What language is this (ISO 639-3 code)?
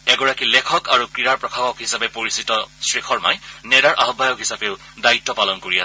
asm